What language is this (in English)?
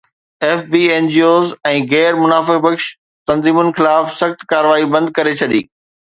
Sindhi